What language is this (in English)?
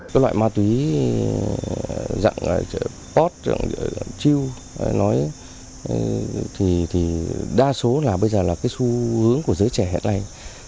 Vietnamese